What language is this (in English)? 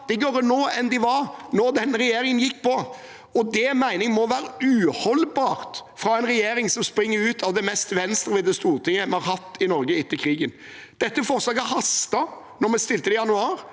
Norwegian